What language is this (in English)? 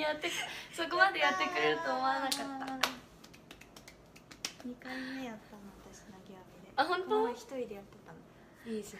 Japanese